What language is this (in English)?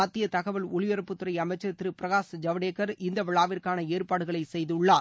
Tamil